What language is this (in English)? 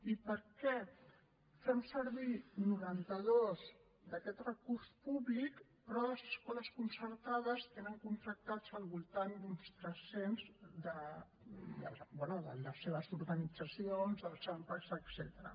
Catalan